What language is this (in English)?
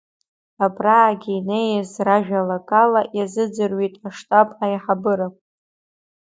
Abkhazian